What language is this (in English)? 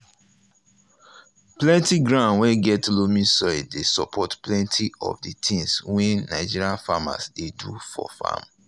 Nigerian Pidgin